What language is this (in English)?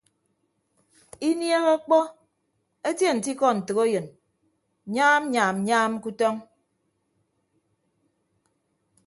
Ibibio